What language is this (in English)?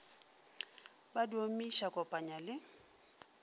Northern Sotho